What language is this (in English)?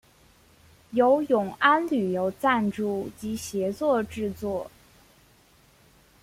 Chinese